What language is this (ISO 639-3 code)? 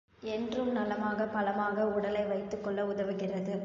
tam